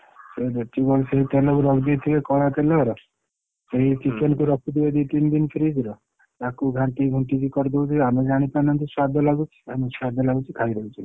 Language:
Odia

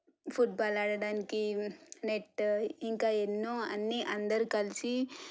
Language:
Telugu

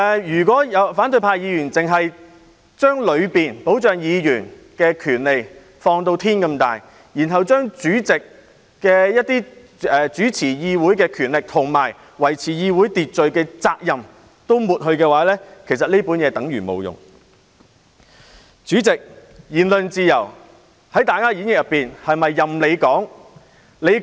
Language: Cantonese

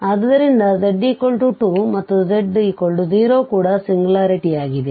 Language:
Kannada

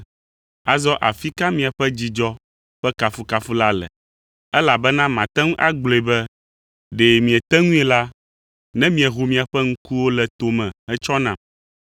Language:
Ewe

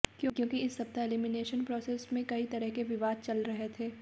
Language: Hindi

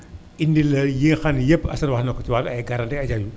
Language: Wolof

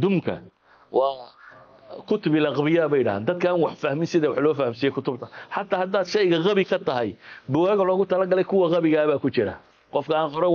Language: Arabic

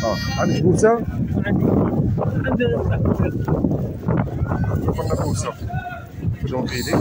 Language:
Arabic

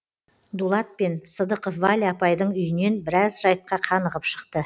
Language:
Kazakh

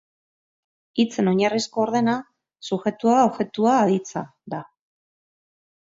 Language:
Basque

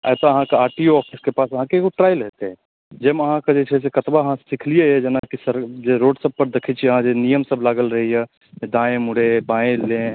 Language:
Maithili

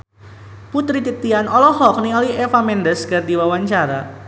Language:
Sundanese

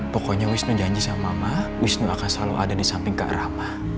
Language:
Indonesian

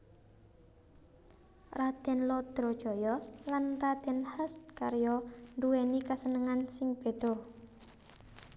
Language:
Javanese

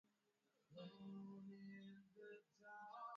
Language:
Swahili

